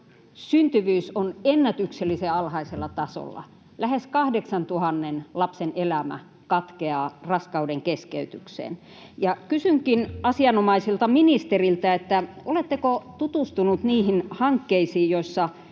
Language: Finnish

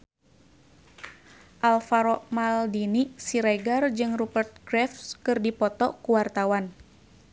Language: Sundanese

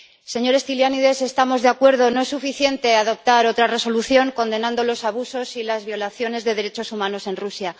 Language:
Spanish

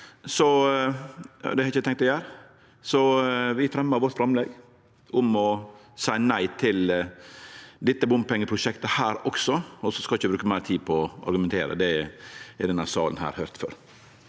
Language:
Norwegian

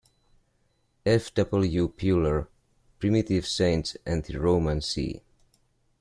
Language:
English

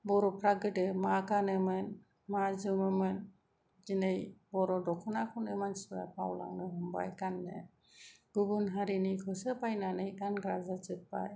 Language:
Bodo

